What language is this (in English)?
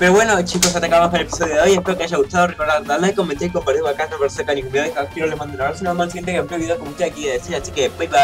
Spanish